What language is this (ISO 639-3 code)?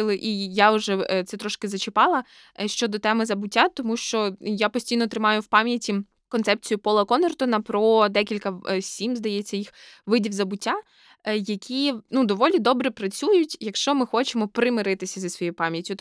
ukr